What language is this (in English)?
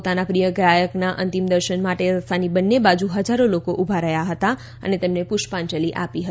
Gujarati